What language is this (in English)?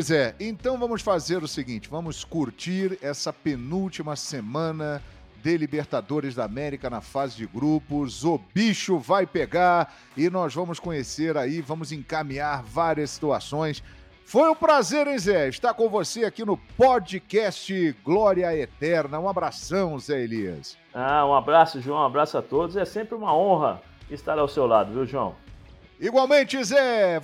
Portuguese